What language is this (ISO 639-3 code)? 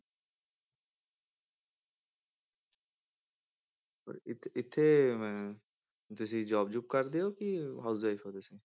pan